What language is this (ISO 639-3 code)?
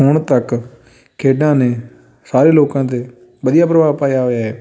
pan